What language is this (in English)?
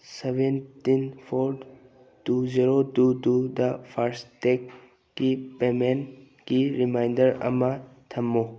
Manipuri